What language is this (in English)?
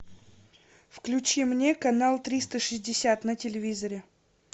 Russian